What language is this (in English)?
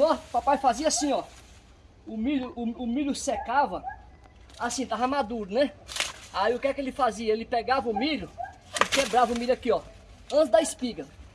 Portuguese